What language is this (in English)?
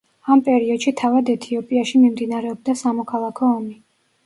Georgian